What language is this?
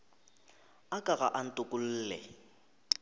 Northern Sotho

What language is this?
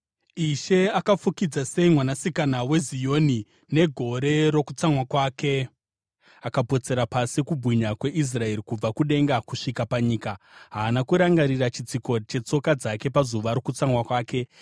Shona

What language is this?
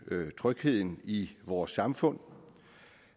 Danish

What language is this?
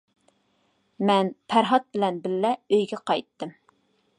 Uyghur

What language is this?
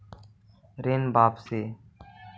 Magahi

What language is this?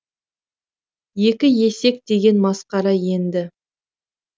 Kazakh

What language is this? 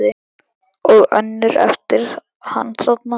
Icelandic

